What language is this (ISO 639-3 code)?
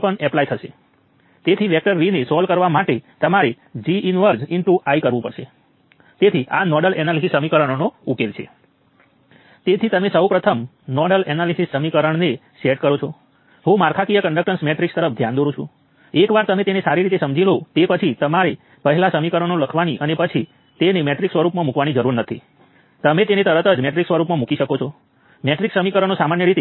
guj